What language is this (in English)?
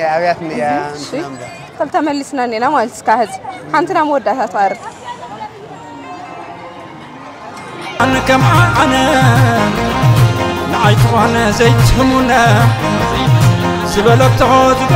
Arabic